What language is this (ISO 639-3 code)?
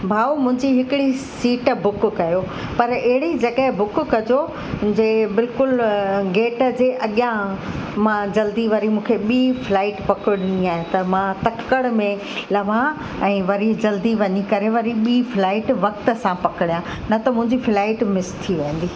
snd